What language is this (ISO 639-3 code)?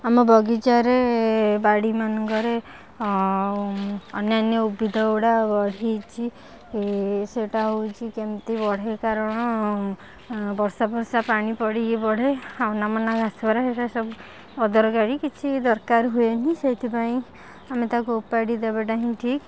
ori